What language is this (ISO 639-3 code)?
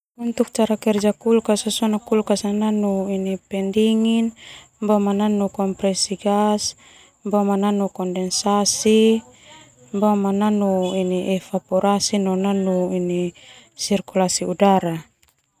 twu